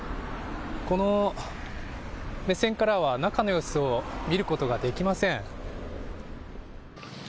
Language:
Japanese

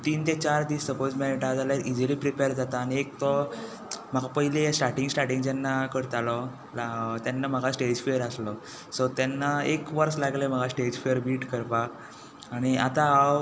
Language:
Konkani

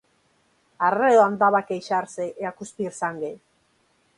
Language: Galician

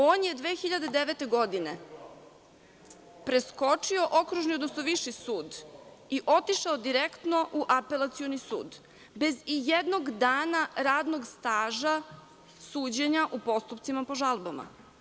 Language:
Serbian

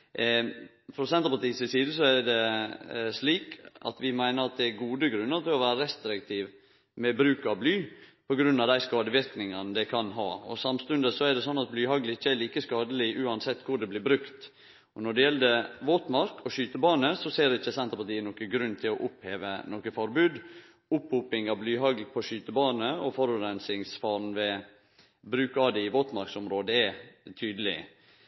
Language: Norwegian Nynorsk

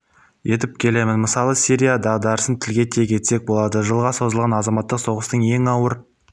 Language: Kazakh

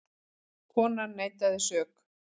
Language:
Icelandic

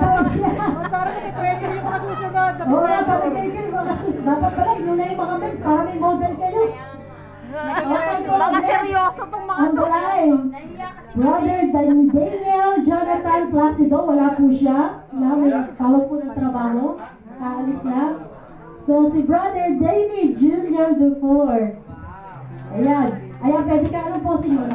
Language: Filipino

